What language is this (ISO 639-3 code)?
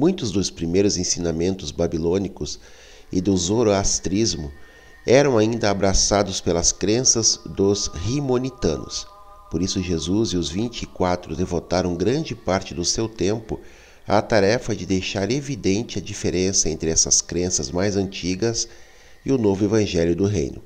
por